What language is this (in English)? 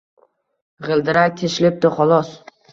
Uzbek